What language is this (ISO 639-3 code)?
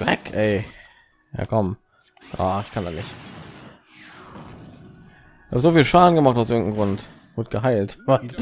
deu